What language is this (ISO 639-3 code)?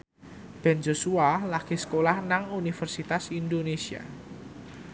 jav